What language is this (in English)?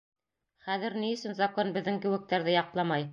Bashkir